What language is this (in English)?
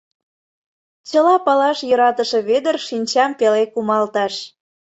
Mari